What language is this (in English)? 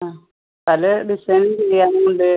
Malayalam